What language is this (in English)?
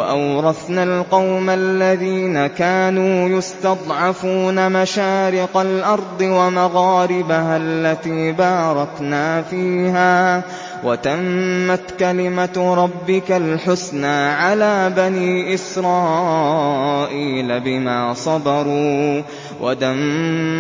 Arabic